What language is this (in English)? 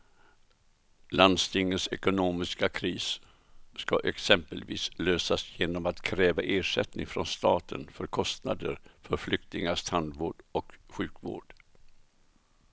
Swedish